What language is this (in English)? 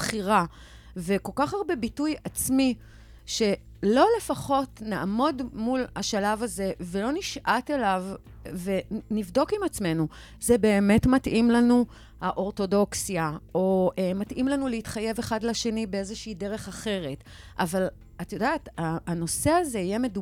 Hebrew